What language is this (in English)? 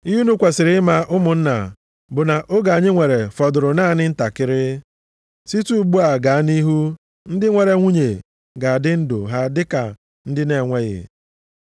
Igbo